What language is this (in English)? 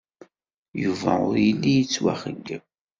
Kabyle